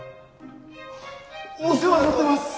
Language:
Japanese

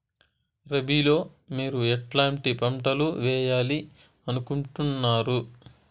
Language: Telugu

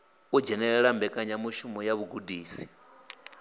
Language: Venda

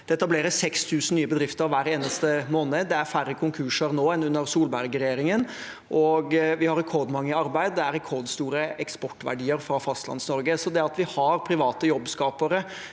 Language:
Norwegian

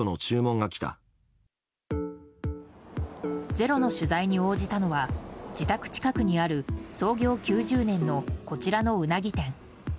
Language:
Japanese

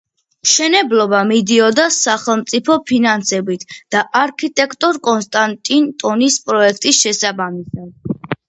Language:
Georgian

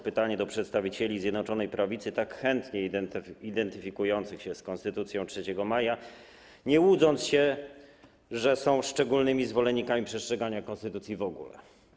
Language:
Polish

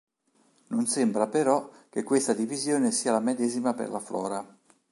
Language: Italian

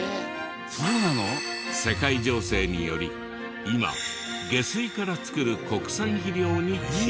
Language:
Japanese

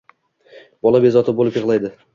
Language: Uzbek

